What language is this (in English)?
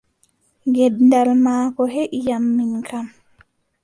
Adamawa Fulfulde